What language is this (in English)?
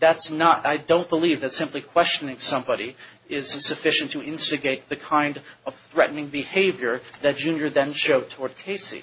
English